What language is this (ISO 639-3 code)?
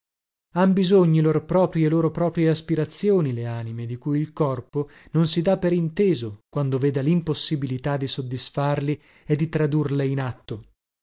ita